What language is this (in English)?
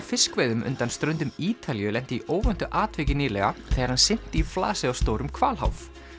Icelandic